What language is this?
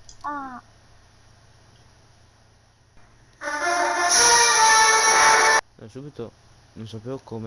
Italian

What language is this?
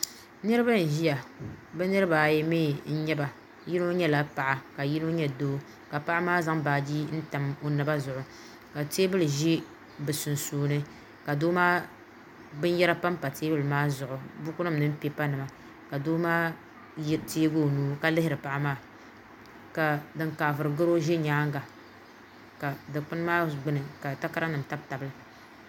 Dagbani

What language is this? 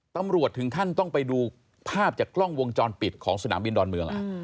Thai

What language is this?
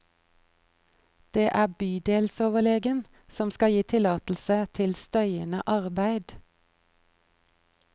Norwegian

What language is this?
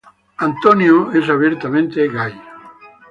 Spanish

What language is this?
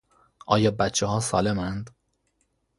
Persian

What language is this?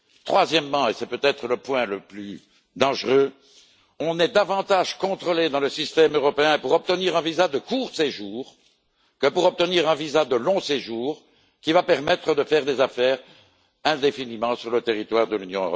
French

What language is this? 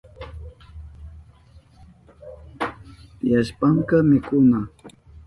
Southern Pastaza Quechua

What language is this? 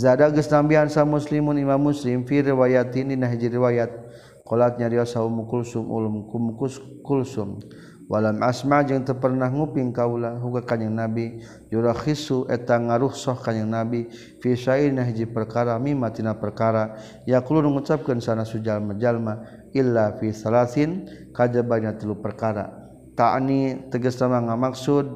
Malay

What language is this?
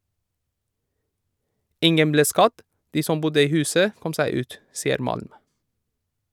Norwegian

